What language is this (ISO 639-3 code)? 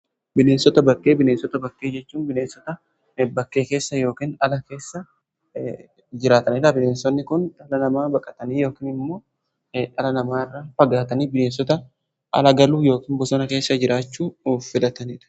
orm